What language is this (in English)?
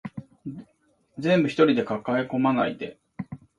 Japanese